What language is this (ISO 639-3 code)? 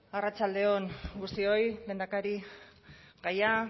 eus